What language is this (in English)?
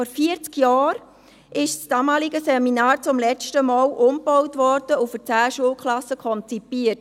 Swiss German